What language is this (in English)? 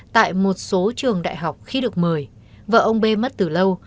Vietnamese